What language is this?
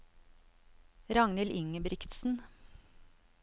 Norwegian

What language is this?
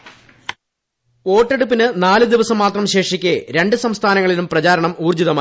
Malayalam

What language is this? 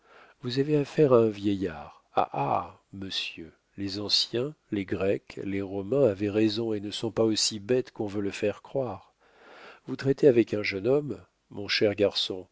French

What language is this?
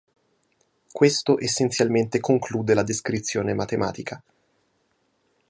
Italian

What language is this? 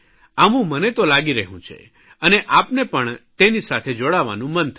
Gujarati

